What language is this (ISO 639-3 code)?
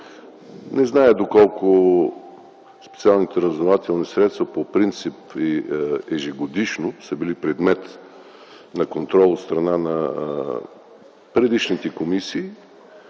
bul